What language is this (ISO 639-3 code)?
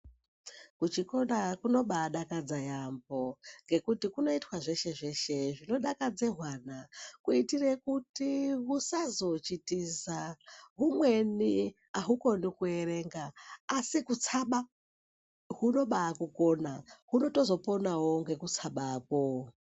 ndc